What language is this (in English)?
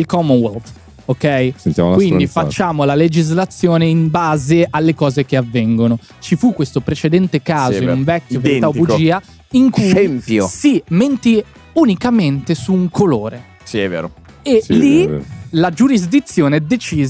Italian